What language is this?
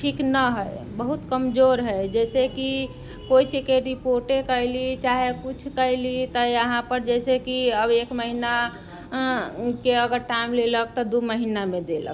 Maithili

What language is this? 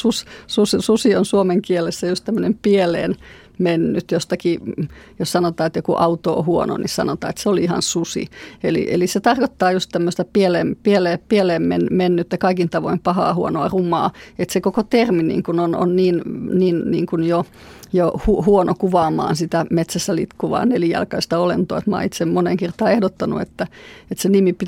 Finnish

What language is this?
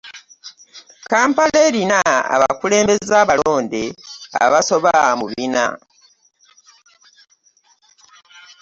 Ganda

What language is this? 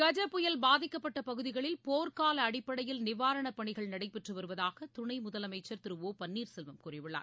Tamil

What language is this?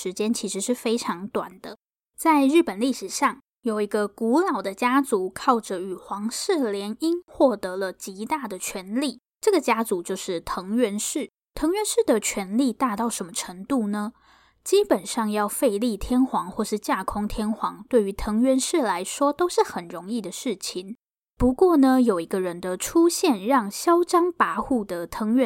Chinese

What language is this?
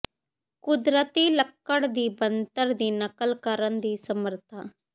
Punjabi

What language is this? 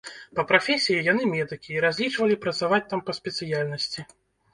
Belarusian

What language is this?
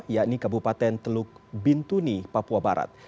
Indonesian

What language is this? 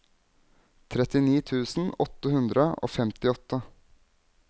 Norwegian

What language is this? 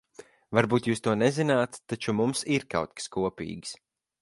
Latvian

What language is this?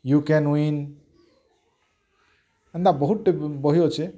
Odia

